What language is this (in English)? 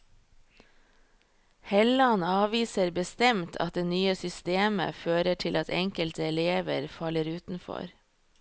Norwegian